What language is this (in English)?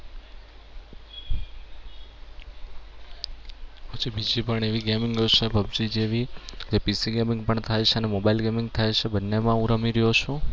Gujarati